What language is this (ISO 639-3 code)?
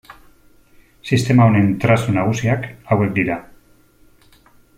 eus